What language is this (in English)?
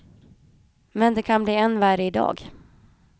Swedish